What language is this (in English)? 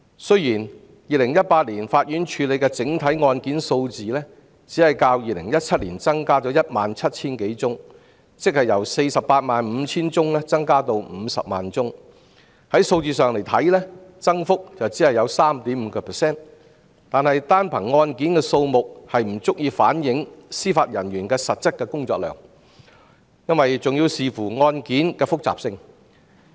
Cantonese